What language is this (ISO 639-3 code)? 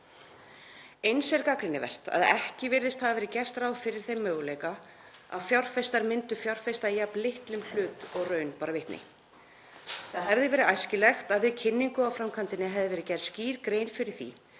isl